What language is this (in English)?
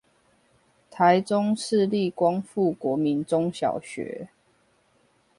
Chinese